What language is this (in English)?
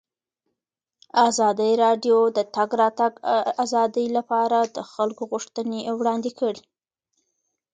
Pashto